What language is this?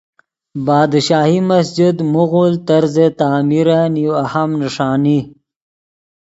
Yidgha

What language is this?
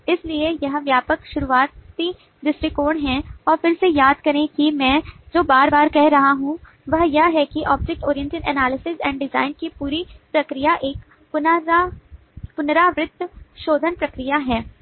Hindi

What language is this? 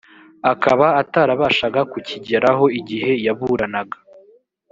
Kinyarwanda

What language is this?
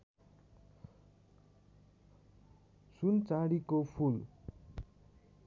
Nepali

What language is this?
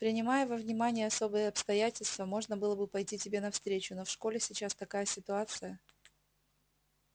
Russian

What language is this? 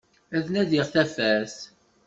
Kabyle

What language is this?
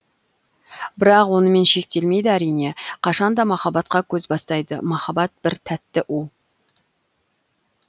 Kazakh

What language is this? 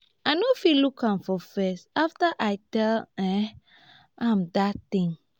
Nigerian Pidgin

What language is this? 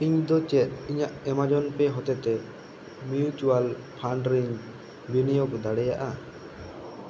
Santali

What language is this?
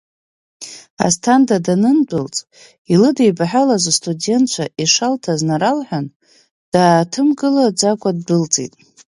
Abkhazian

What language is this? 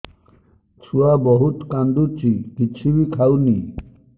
Odia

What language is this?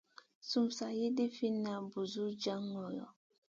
Masana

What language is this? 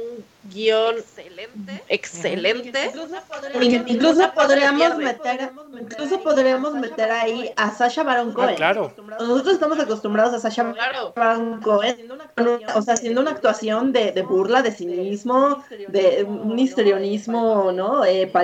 Spanish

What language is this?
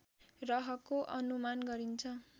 Nepali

